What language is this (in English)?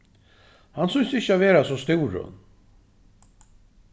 Faroese